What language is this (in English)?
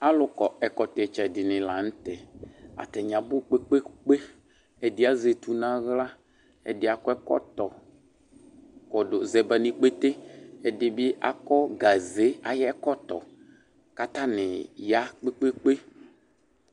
Ikposo